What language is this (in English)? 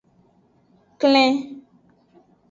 Aja (Benin)